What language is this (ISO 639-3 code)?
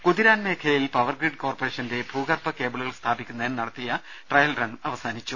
mal